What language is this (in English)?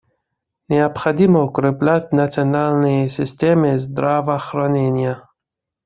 Russian